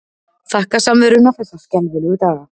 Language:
Icelandic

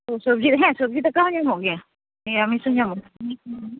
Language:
Santali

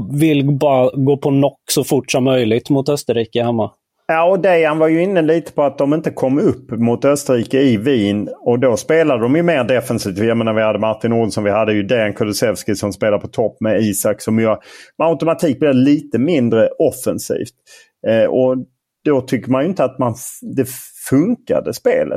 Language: Swedish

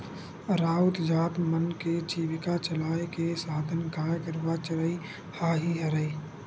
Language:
Chhattisgarhi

